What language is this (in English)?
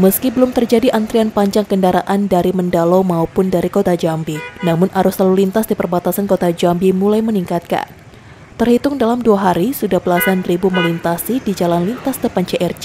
Indonesian